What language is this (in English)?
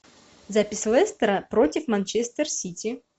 Russian